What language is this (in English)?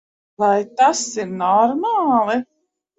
Latvian